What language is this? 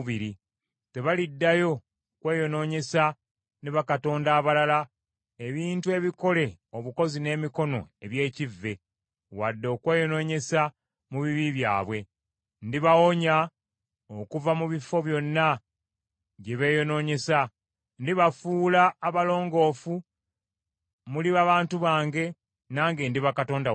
Ganda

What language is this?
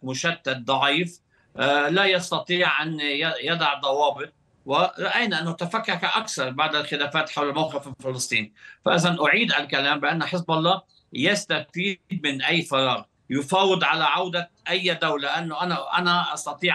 Arabic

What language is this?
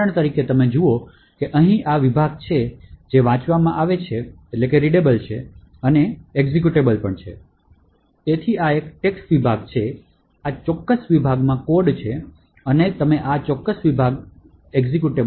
Gujarati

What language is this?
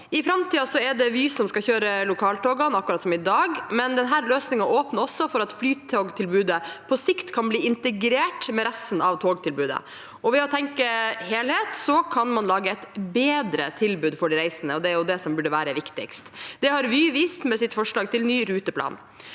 Norwegian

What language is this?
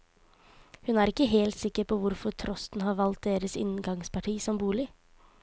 Norwegian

